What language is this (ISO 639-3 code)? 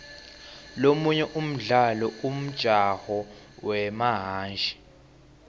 ssw